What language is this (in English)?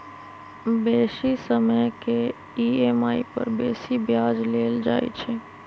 Magahi